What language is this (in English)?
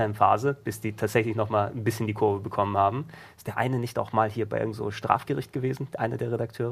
German